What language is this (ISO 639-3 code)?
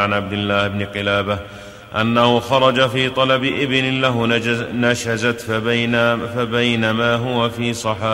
ara